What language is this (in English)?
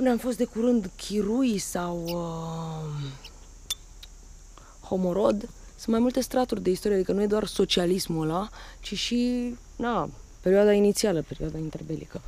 Romanian